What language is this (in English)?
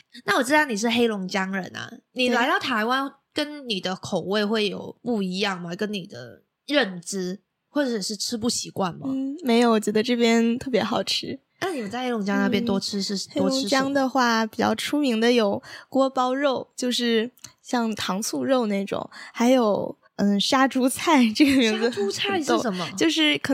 Chinese